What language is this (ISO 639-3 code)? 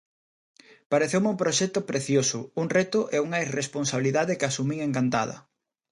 glg